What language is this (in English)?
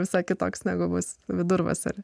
Lithuanian